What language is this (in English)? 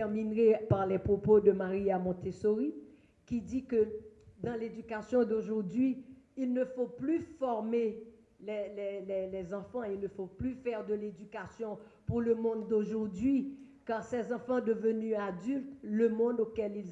French